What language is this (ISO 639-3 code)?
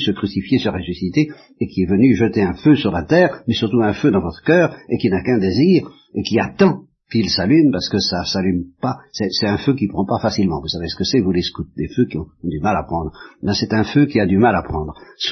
fra